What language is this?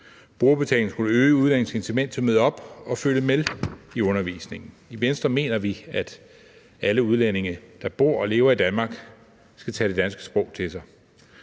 Danish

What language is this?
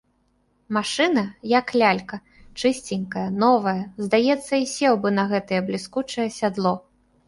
Belarusian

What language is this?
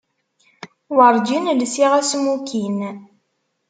Kabyle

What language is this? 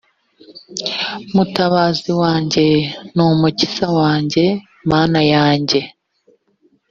Kinyarwanda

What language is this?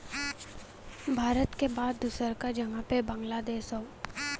Bhojpuri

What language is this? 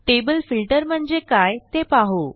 Marathi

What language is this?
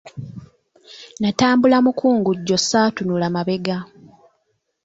Ganda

